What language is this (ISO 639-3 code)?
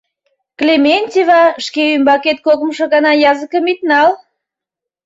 chm